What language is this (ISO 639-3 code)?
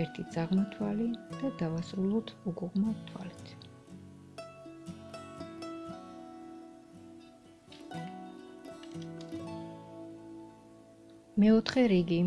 kat